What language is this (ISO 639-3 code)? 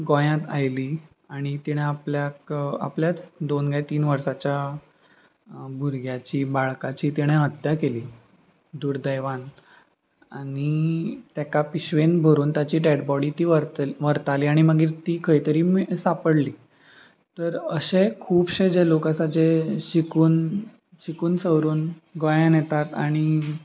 kok